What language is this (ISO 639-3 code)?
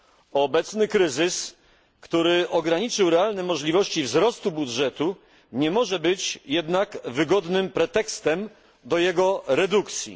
pol